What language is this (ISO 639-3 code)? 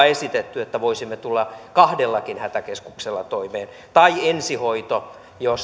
fin